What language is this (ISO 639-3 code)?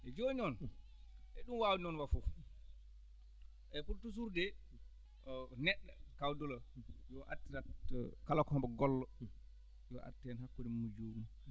ful